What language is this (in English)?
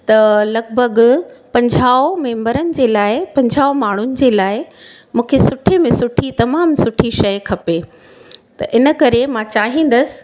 Sindhi